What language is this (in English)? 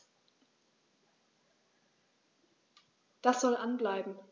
German